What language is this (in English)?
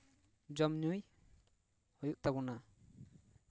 Santali